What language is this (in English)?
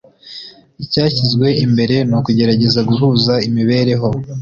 Kinyarwanda